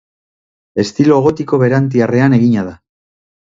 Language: Basque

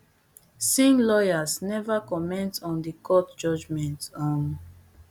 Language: Nigerian Pidgin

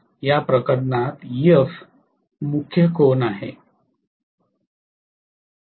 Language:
Marathi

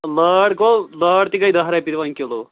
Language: Kashmiri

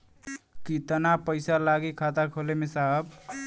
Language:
Bhojpuri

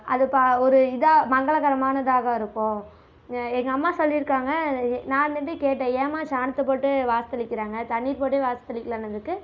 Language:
Tamil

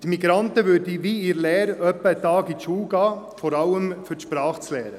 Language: Swiss German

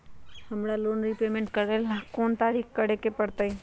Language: Magahi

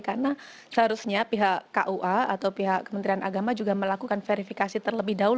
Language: Indonesian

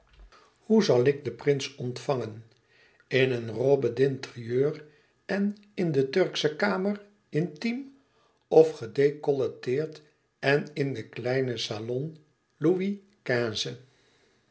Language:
Dutch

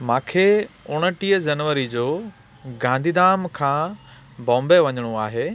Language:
Sindhi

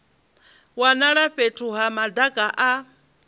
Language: Venda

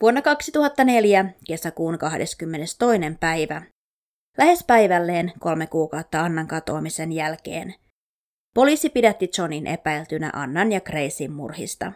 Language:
Finnish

